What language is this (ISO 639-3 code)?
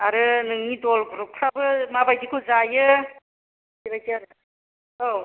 brx